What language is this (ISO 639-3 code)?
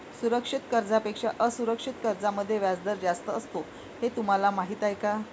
mar